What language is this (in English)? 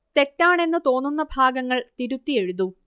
Malayalam